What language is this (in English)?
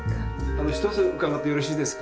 Japanese